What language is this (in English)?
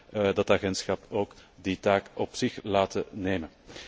Dutch